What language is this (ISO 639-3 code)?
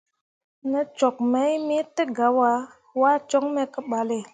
mua